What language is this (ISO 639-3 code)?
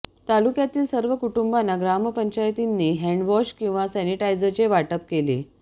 mar